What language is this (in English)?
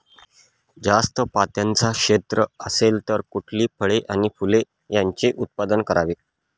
Marathi